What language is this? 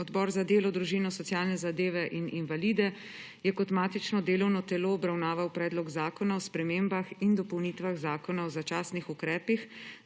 Slovenian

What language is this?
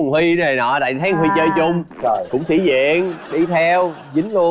Vietnamese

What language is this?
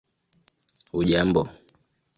Swahili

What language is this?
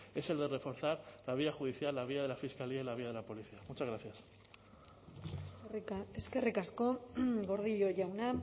Spanish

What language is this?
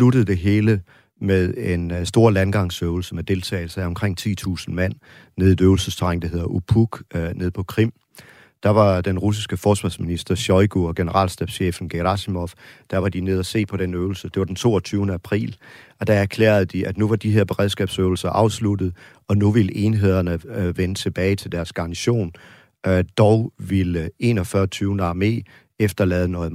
Danish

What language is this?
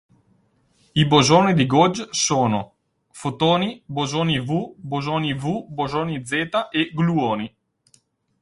Italian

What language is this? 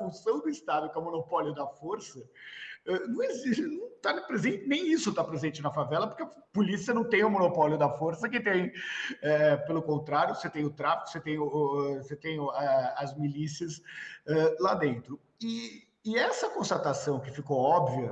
Portuguese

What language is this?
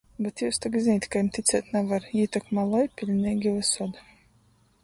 Latgalian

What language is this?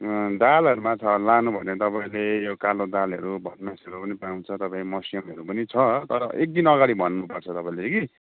Nepali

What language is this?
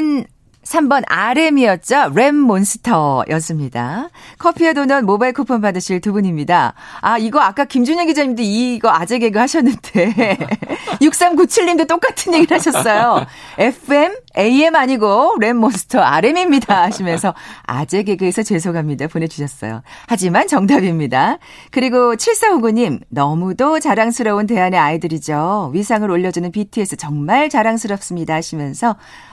Korean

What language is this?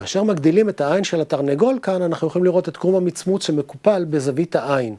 Hebrew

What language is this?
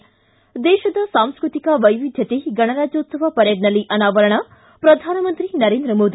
Kannada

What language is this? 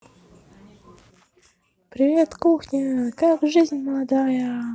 Russian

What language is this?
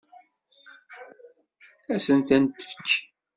Kabyle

